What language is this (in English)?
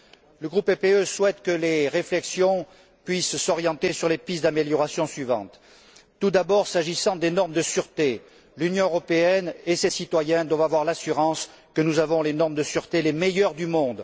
French